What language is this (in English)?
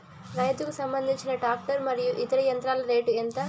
Telugu